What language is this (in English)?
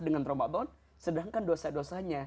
Indonesian